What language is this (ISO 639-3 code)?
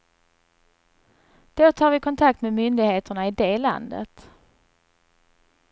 swe